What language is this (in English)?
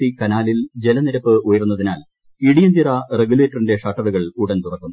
Malayalam